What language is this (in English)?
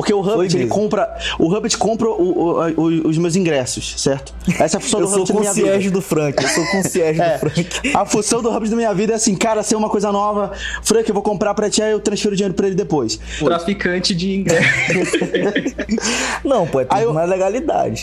Portuguese